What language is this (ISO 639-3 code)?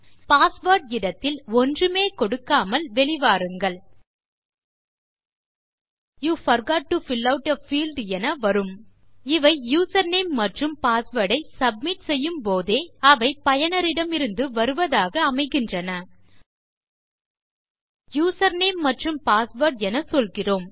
tam